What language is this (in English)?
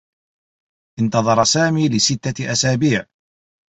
Arabic